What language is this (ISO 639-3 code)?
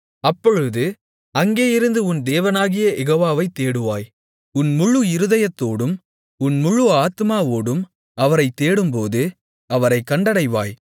tam